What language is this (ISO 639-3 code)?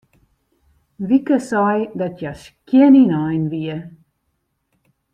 fry